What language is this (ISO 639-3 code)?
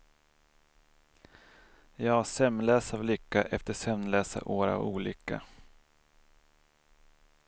swe